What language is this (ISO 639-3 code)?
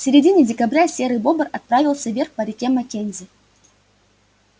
rus